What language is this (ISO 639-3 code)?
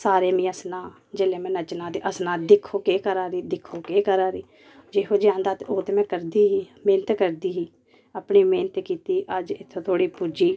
doi